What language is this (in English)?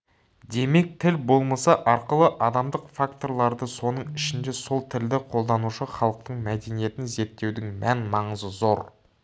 Kazakh